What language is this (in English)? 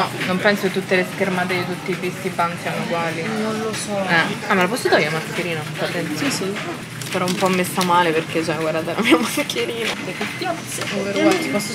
Italian